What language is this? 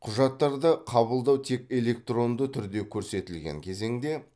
Kazakh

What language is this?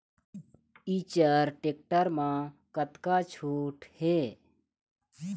Chhattisgarhi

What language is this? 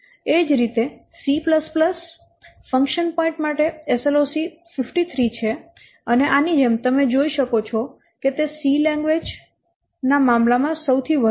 Gujarati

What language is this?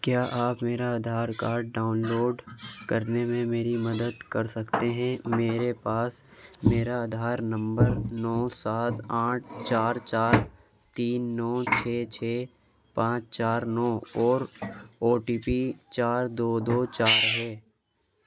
Urdu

